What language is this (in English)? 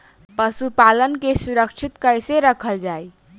Bhojpuri